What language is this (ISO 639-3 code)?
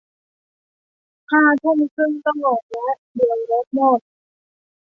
tha